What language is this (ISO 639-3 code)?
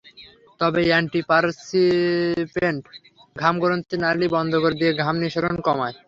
ben